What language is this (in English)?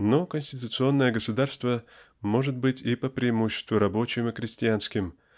Russian